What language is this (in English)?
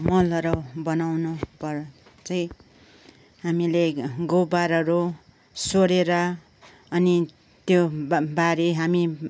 Nepali